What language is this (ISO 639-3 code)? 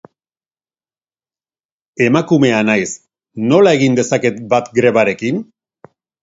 eus